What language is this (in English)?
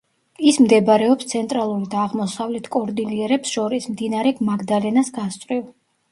Georgian